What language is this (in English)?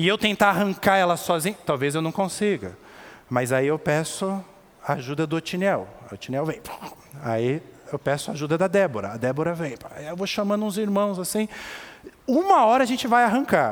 Portuguese